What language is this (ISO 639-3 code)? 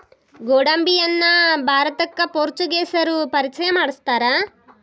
kan